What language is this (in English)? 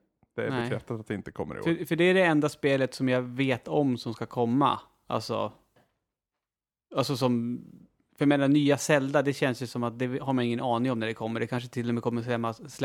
Swedish